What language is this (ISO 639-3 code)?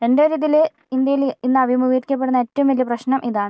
mal